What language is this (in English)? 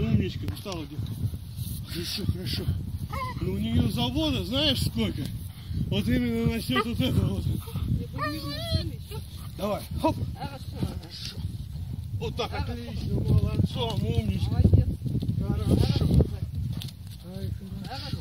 Russian